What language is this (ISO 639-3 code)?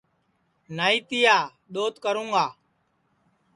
ssi